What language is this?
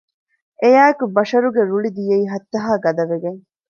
Divehi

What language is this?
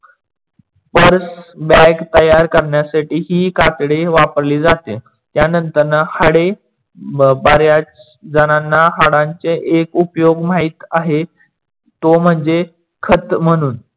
Marathi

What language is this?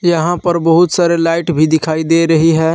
Hindi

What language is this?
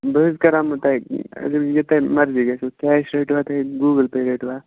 Kashmiri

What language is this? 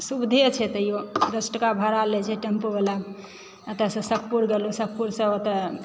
Maithili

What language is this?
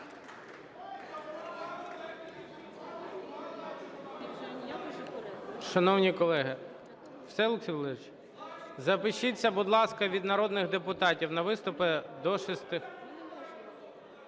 Ukrainian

